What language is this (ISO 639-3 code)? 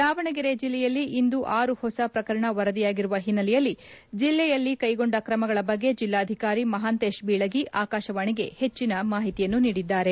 kan